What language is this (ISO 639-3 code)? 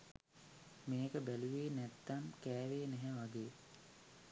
sin